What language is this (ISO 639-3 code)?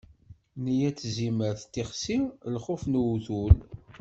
kab